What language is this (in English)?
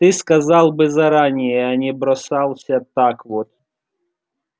Russian